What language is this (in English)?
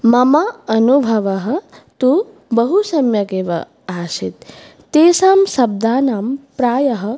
Sanskrit